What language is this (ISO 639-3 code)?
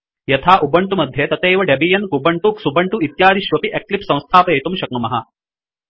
san